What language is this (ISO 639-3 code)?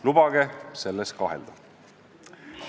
est